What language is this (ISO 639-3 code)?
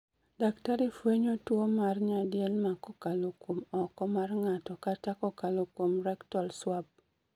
luo